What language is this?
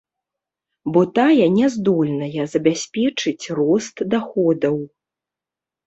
Belarusian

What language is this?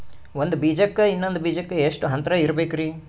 Kannada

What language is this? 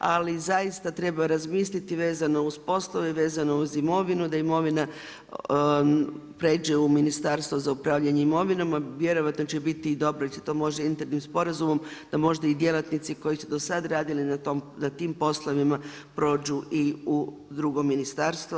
Croatian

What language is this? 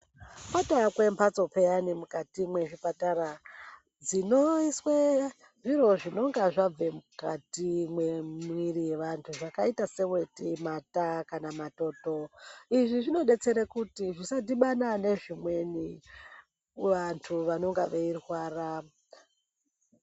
Ndau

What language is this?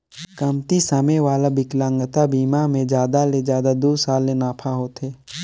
Chhattisgarhi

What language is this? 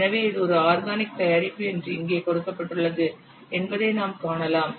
Tamil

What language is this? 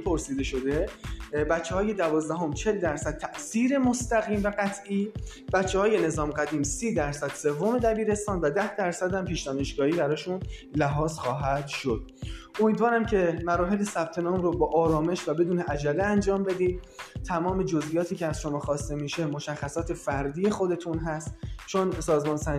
Persian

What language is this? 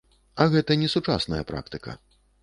Belarusian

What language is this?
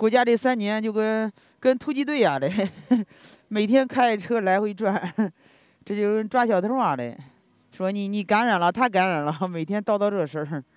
Chinese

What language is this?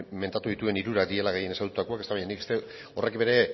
Basque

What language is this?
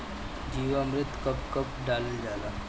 Bhojpuri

